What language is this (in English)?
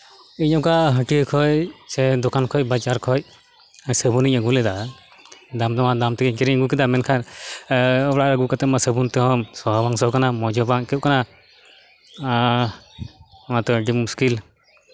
Santali